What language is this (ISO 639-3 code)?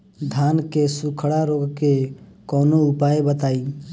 bho